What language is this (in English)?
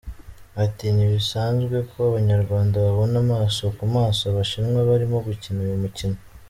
Kinyarwanda